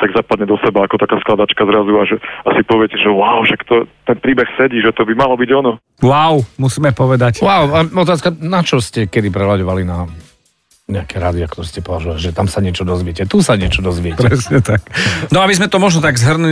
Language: Slovak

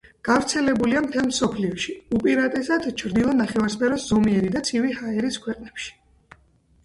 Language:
Georgian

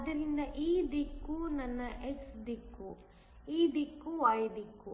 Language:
Kannada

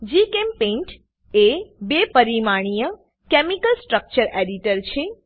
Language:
Gujarati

